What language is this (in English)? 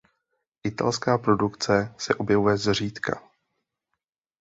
Czech